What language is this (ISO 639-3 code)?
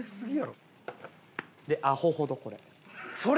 jpn